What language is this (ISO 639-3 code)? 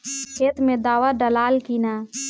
bho